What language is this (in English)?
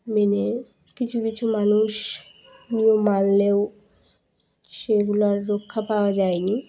Bangla